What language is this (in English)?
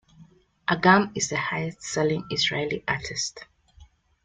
English